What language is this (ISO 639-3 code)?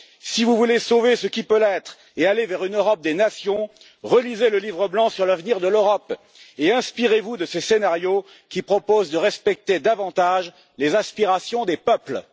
fra